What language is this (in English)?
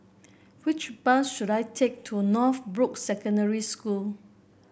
English